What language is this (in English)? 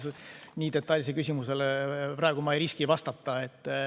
Estonian